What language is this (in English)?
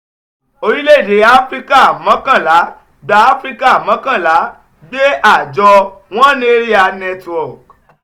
Yoruba